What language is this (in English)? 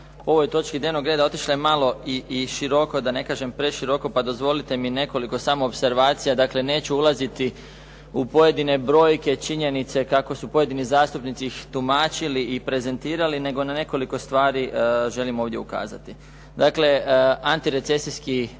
Croatian